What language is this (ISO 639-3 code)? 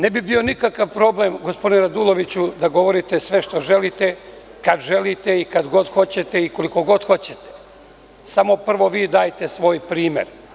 srp